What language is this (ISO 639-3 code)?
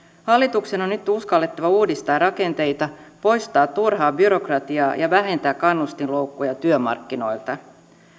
fin